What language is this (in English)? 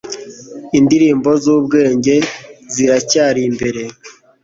Kinyarwanda